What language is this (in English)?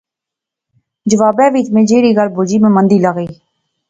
Pahari-Potwari